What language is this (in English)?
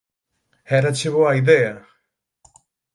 Galician